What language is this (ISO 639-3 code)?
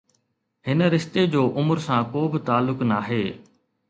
snd